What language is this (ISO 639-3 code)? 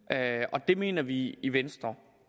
dan